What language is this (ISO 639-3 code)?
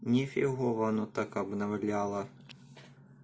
rus